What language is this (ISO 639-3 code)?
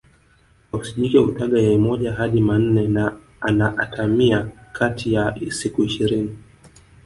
swa